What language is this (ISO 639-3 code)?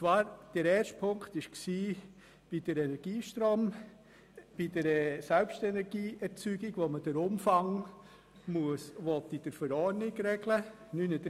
gsw